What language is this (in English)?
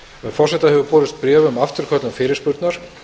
Icelandic